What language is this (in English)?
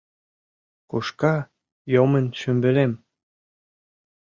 Mari